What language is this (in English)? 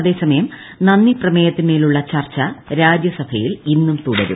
Malayalam